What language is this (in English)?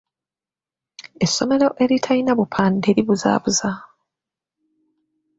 Ganda